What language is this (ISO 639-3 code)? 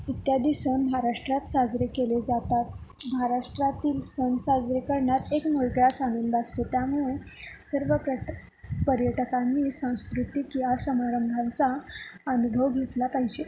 mar